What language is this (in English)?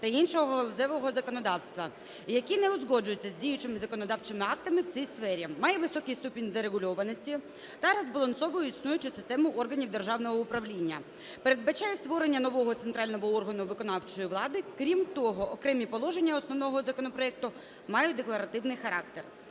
Ukrainian